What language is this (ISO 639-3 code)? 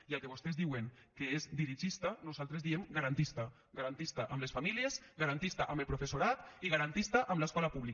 cat